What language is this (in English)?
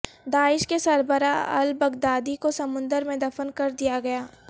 Urdu